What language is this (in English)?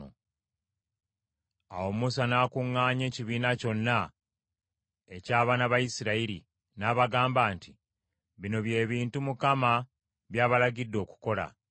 Ganda